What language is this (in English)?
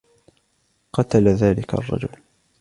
Arabic